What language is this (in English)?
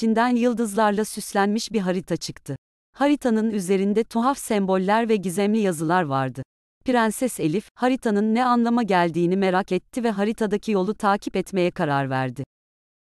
Turkish